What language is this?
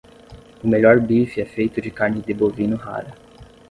Portuguese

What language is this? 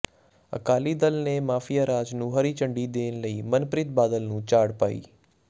Punjabi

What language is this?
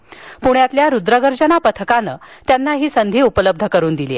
Marathi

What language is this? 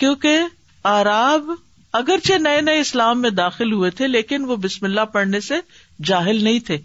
Urdu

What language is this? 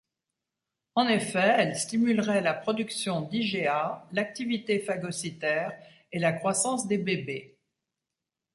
French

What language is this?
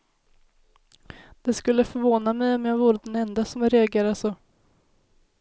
Swedish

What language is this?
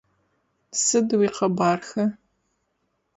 Adyghe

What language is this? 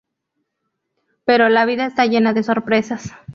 Spanish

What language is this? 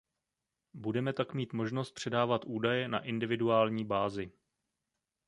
Czech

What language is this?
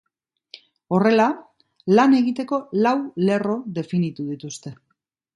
Basque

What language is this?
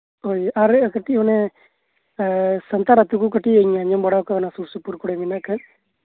Santali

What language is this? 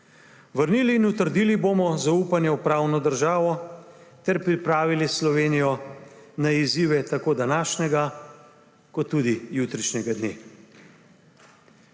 Slovenian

